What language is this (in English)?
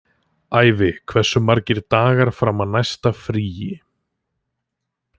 Icelandic